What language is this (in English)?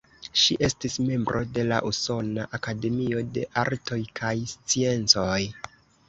Esperanto